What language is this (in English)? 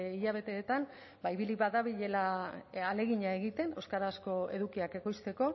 Basque